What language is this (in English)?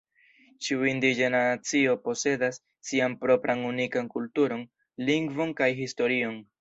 Esperanto